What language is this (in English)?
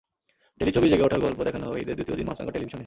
Bangla